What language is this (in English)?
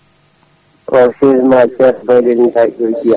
Fula